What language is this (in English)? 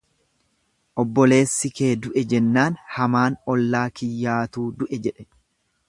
Oromo